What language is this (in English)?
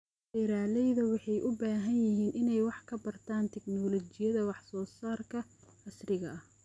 Somali